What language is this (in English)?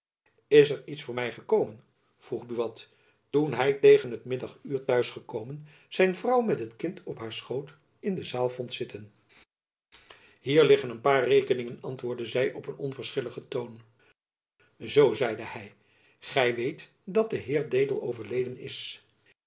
Dutch